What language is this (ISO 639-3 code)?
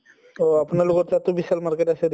asm